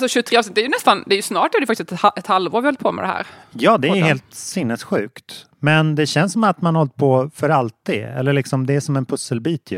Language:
Swedish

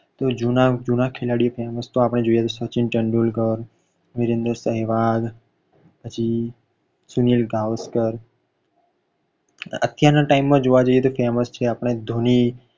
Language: Gujarati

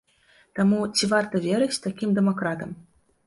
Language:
Belarusian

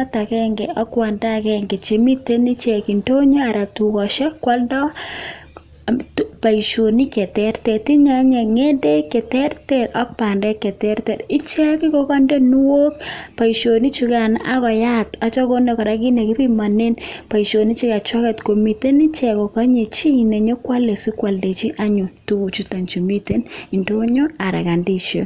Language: Kalenjin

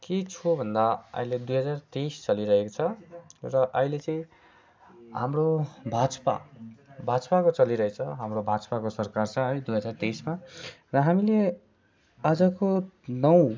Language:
Nepali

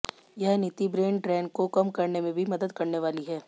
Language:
Hindi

